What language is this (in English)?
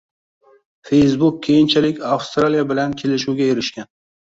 Uzbek